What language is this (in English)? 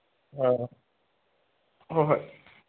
Manipuri